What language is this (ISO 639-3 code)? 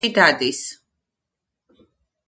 kat